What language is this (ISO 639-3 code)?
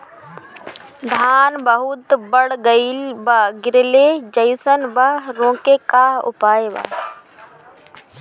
bho